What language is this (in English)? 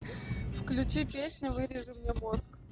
Russian